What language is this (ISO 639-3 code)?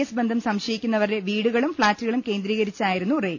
mal